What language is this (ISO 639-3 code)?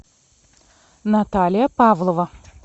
rus